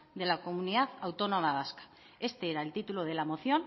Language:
Spanish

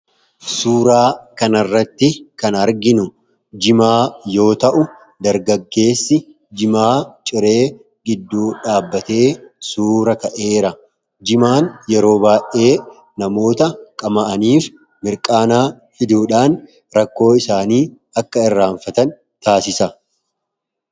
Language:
Oromo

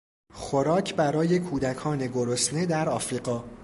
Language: Persian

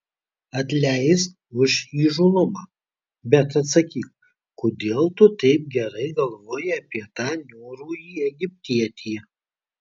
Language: Lithuanian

